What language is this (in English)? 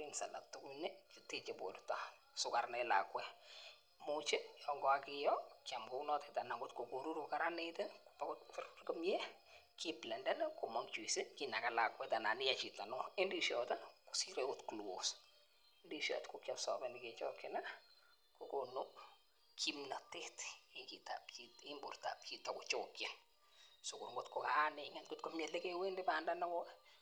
Kalenjin